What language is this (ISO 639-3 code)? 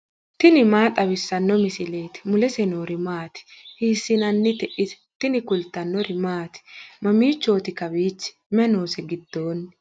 sid